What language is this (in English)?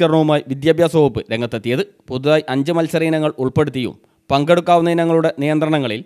Romanian